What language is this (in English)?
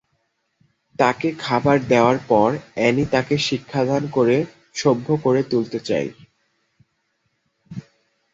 Bangla